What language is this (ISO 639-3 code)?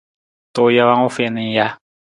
nmz